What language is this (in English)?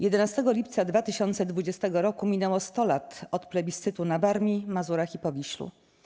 Polish